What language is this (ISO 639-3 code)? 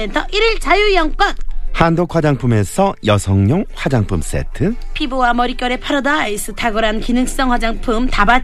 kor